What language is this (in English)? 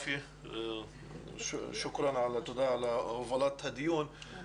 Hebrew